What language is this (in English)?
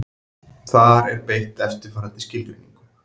Icelandic